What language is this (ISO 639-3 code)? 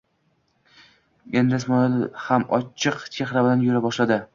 uzb